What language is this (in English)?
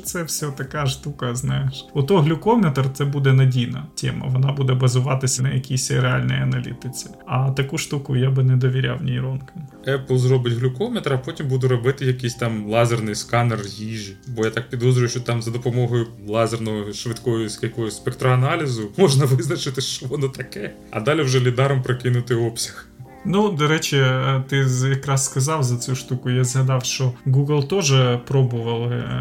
Ukrainian